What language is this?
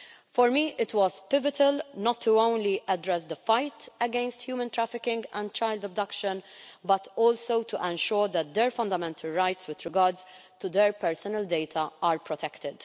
English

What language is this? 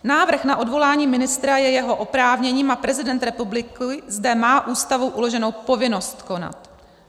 Czech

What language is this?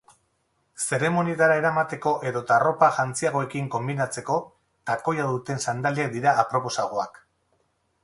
Basque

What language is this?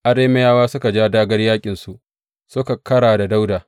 Hausa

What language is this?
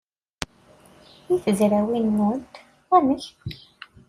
Kabyle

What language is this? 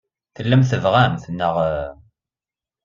Kabyle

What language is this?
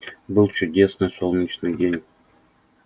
Russian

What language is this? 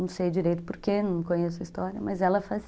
Portuguese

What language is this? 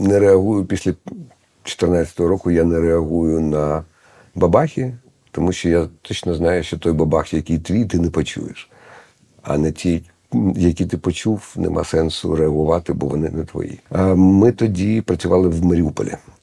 Ukrainian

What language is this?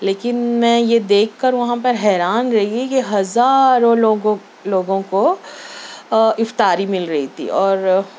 Urdu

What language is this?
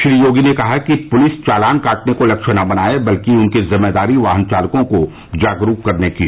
Hindi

